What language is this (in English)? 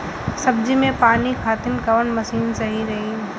Bhojpuri